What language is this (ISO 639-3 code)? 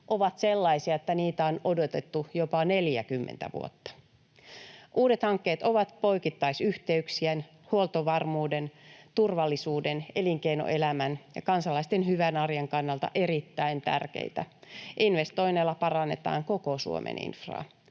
fin